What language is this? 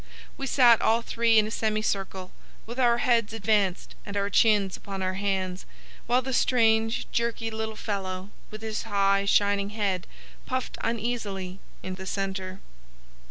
English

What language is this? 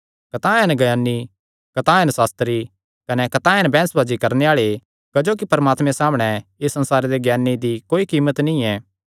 Kangri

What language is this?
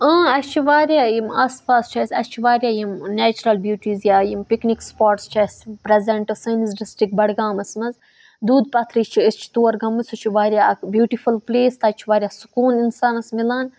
Kashmiri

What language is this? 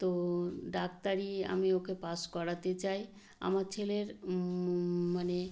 Bangla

